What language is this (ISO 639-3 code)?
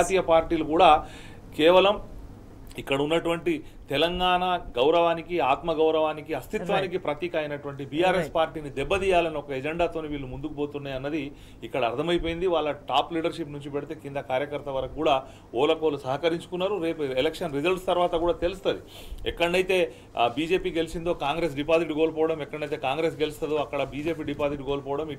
tel